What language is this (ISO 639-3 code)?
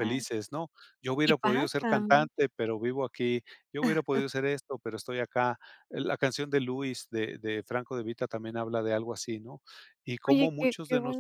spa